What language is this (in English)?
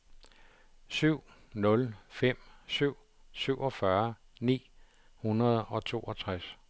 Danish